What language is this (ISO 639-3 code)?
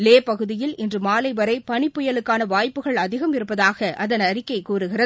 tam